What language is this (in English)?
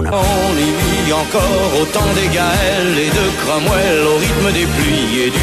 Greek